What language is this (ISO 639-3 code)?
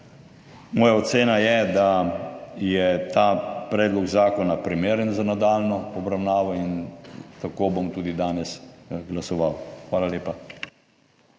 slv